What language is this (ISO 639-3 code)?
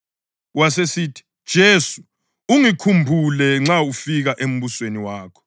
nde